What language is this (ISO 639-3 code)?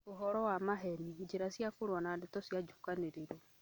kik